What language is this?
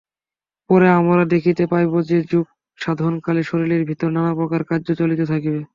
Bangla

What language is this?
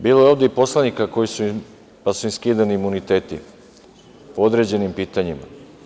Serbian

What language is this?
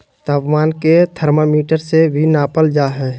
Magahi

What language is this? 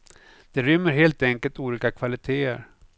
Swedish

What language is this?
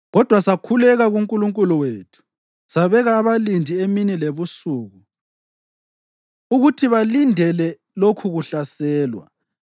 North Ndebele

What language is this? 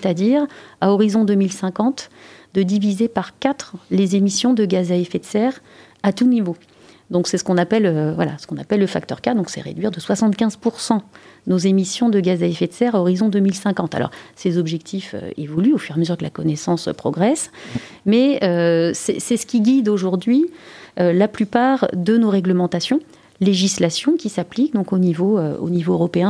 French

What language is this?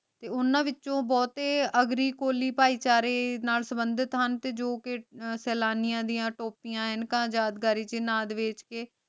Punjabi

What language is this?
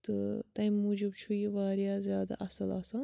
Kashmiri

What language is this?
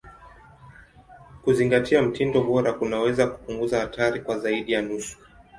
Swahili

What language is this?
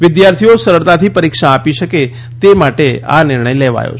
Gujarati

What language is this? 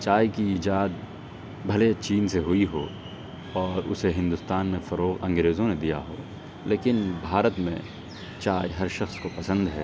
Urdu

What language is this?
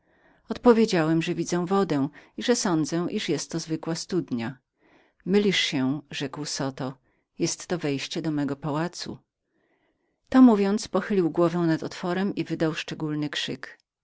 Polish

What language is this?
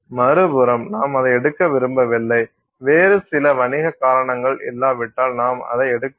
Tamil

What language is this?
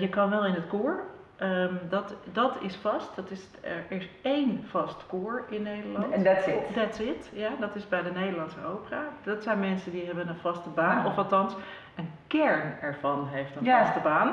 Dutch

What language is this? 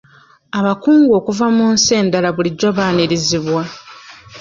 Ganda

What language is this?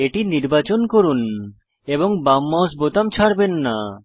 Bangla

